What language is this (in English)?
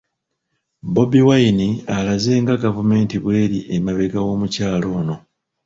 Ganda